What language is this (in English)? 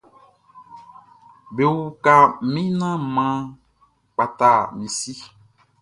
Baoulé